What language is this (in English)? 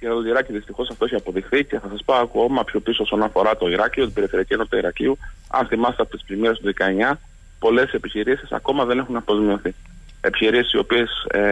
Greek